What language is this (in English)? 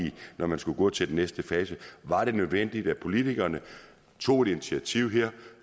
Danish